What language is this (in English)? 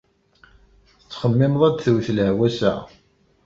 Kabyle